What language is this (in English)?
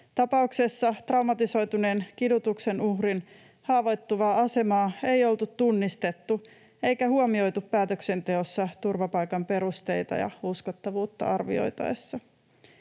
Finnish